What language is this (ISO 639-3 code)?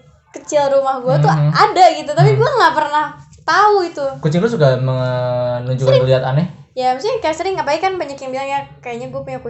ind